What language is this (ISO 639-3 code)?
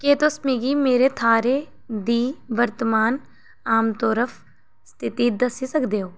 doi